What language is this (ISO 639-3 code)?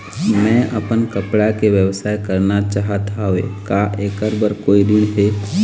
hne